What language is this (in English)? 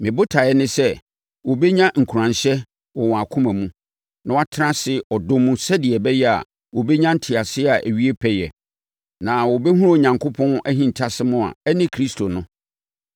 Akan